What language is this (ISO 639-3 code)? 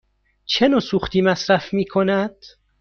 fas